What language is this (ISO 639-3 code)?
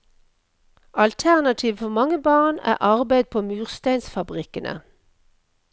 nor